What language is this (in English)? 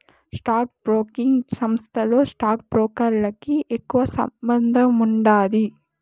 Telugu